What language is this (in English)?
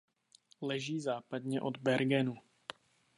Czech